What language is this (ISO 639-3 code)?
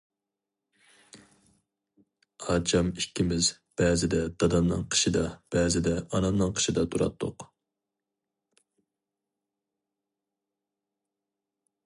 uig